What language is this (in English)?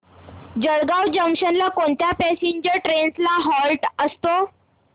Marathi